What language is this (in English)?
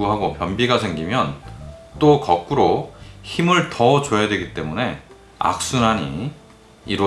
Korean